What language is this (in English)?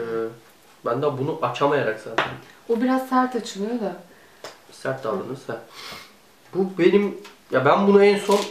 Turkish